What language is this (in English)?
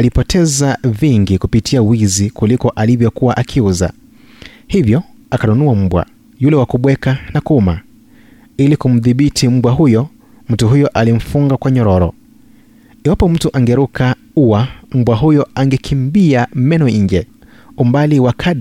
Swahili